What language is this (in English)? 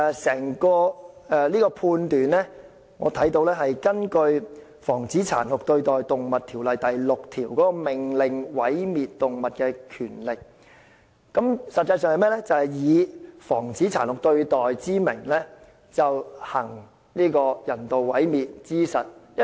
Cantonese